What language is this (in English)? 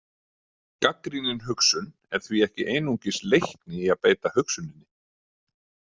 Icelandic